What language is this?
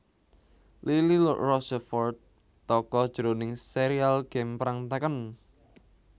Javanese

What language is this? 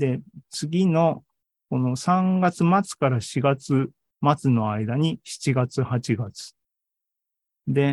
Japanese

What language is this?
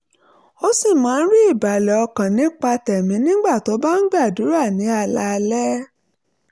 Yoruba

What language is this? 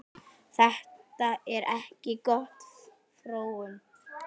Icelandic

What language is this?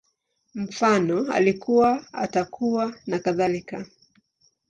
Swahili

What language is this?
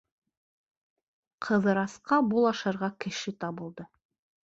Bashkir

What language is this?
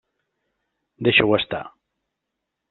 Catalan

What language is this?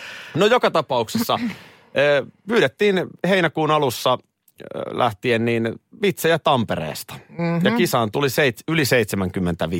Finnish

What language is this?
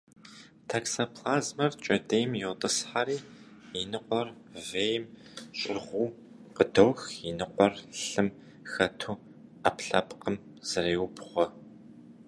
Kabardian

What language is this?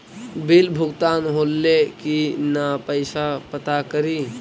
Magahi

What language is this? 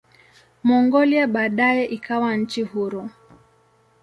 Swahili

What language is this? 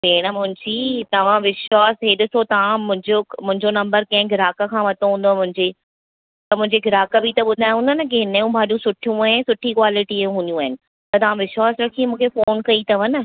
Sindhi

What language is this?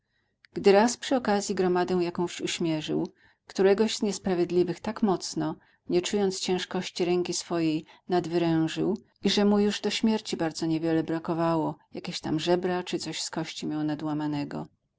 Polish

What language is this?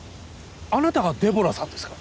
Japanese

